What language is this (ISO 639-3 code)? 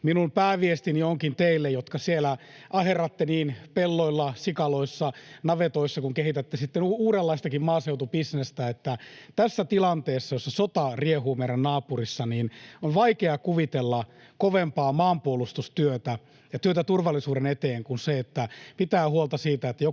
fin